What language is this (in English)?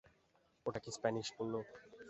Bangla